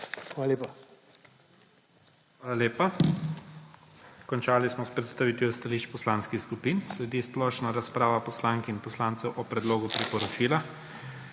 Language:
Slovenian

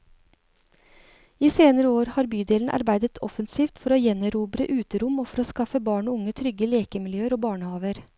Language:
Norwegian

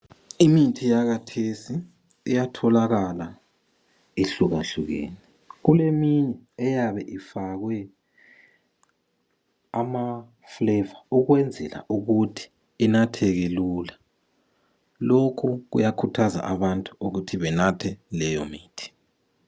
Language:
North Ndebele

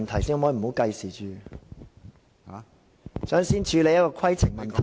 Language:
Cantonese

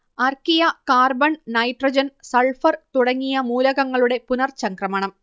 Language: Malayalam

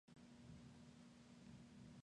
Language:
Spanish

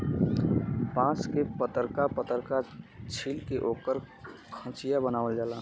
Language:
Bhojpuri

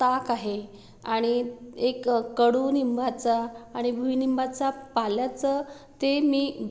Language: Marathi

